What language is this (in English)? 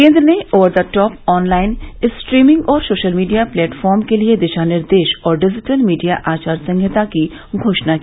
Hindi